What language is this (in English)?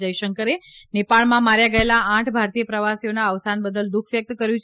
Gujarati